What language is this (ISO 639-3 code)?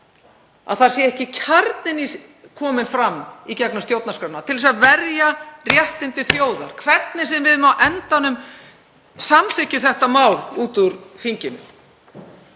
isl